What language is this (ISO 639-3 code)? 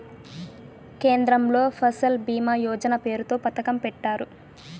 tel